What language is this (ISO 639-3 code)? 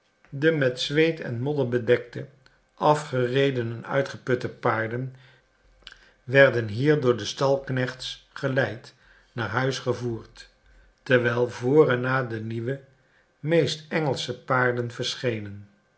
nld